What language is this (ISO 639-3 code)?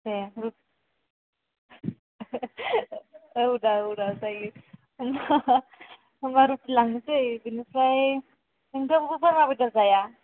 brx